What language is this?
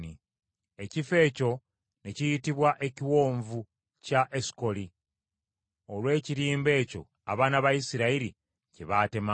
Ganda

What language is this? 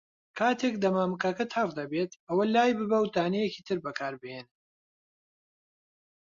Central Kurdish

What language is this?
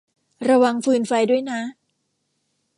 Thai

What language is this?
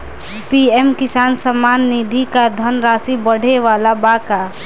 Bhojpuri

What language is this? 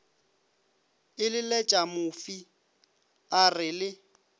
Northern Sotho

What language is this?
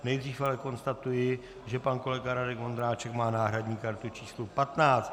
Czech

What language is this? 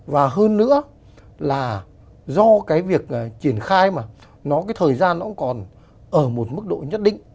Vietnamese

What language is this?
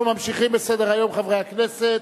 Hebrew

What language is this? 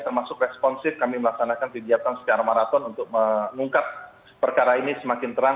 Indonesian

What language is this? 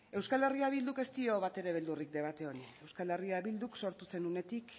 Basque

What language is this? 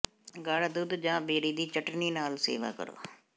Punjabi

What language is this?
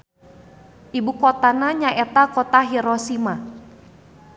Sundanese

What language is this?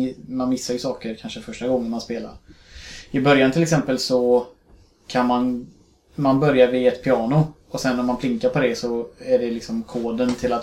Swedish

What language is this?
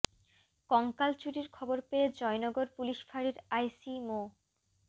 Bangla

